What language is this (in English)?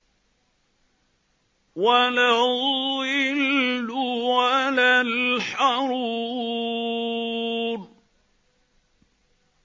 Arabic